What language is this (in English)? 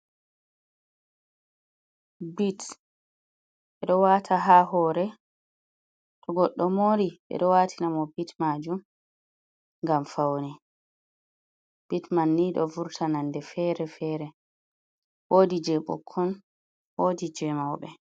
Fula